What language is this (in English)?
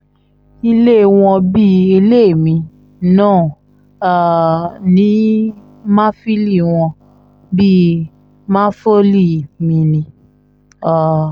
Yoruba